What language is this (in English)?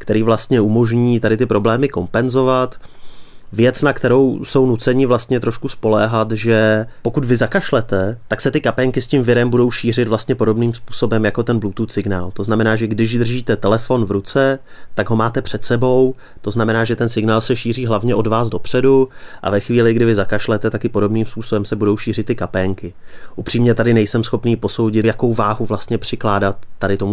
Czech